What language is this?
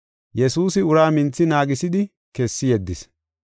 Gofa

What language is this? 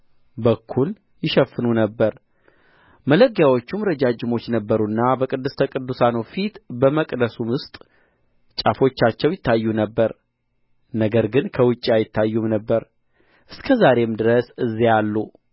Amharic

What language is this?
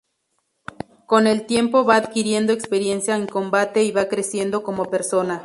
Spanish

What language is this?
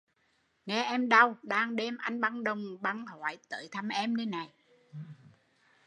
Vietnamese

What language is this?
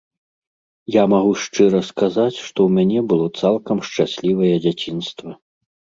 Belarusian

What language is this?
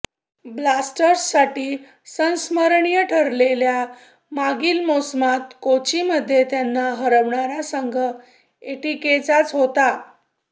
Marathi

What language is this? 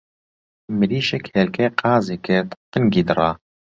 Central Kurdish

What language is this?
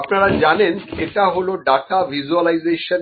Bangla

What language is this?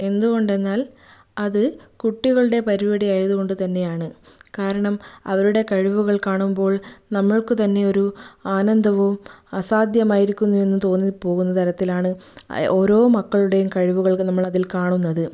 Malayalam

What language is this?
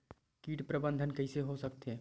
Chhattisgarhi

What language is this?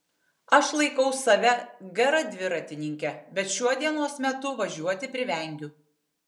Lithuanian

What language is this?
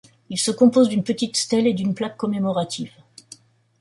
French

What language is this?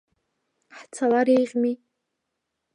Abkhazian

